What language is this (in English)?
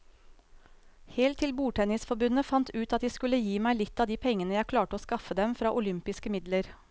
Norwegian